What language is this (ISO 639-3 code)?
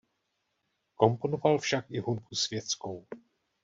ces